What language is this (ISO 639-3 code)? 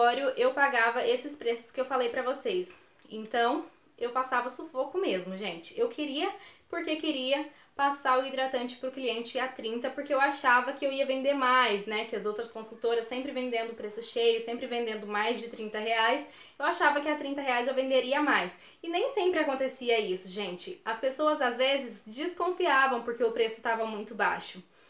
por